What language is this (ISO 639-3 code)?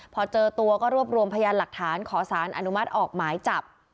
tha